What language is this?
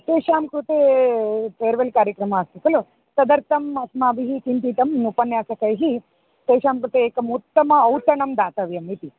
Sanskrit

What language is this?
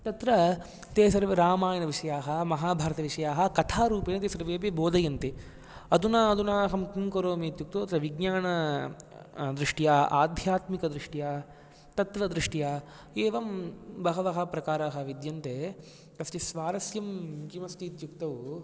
Sanskrit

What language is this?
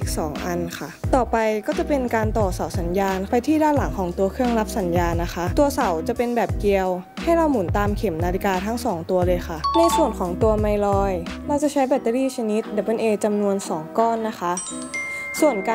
Thai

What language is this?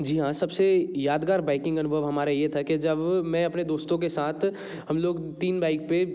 Hindi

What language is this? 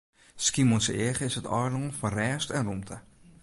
Western Frisian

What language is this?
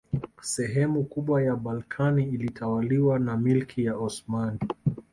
Swahili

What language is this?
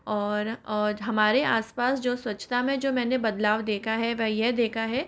Hindi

